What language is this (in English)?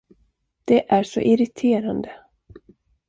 Swedish